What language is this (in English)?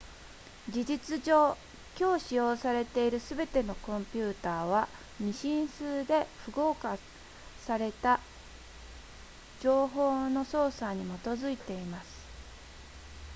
Japanese